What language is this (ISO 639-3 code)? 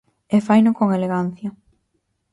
glg